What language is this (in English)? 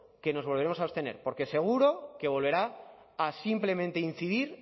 Spanish